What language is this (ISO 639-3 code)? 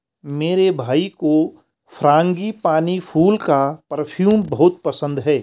hin